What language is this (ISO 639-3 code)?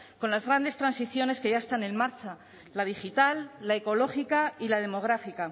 spa